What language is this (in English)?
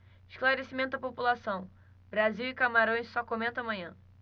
Portuguese